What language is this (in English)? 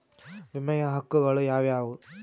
Kannada